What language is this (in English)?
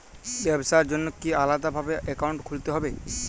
Bangla